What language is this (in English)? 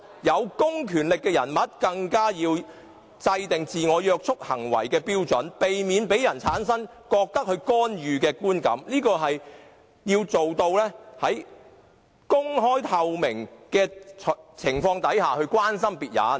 Cantonese